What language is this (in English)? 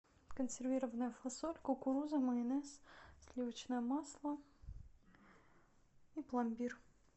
Russian